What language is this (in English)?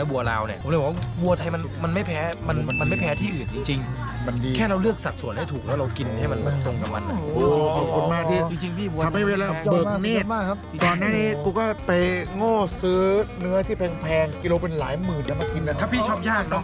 Thai